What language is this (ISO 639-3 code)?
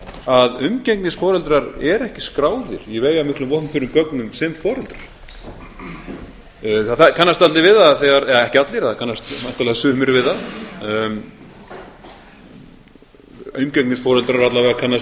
isl